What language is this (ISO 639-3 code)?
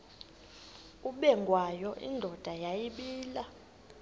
xho